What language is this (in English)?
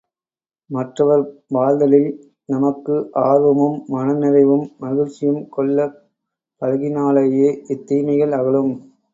Tamil